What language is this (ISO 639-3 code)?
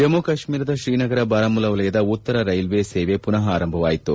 kan